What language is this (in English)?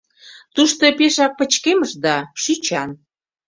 Mari